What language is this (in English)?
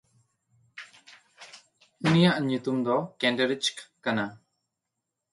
Santali